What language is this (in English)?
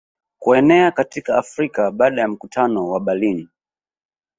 Swahili